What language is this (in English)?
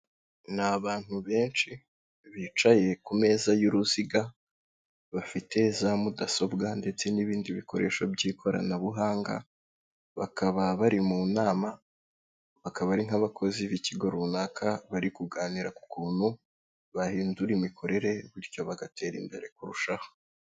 Kinyarwanda